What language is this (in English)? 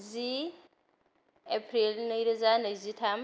Bodo